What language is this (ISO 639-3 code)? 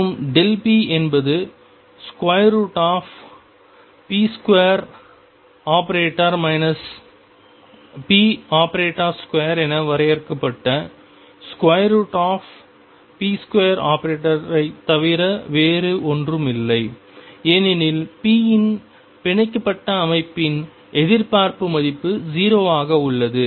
tam